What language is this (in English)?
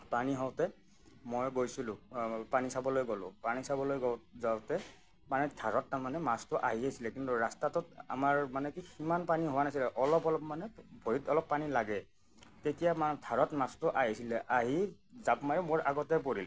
Assamese